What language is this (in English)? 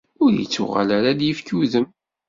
Kabyle